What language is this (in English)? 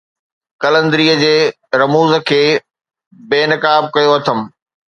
Sindhi